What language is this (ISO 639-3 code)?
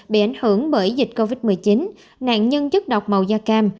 vie